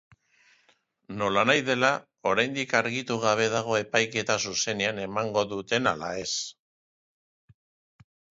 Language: Basque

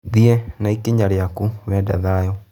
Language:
Kikuyu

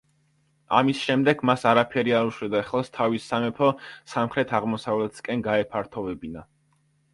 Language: Georgian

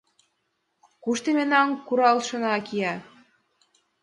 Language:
Mari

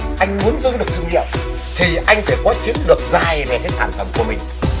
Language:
Vietnamese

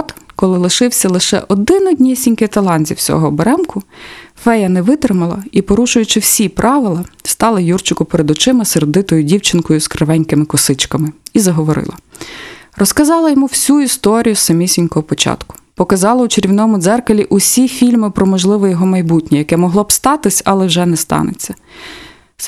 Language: Ukrainian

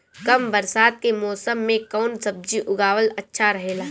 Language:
Bhojpuri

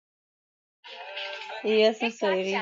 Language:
Swahili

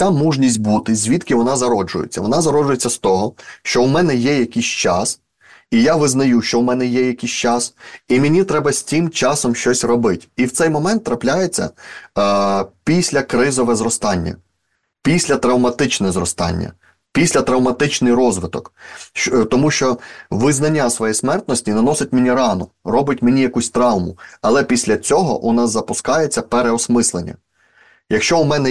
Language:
Ukrainian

